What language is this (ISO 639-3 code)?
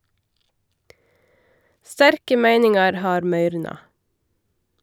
nor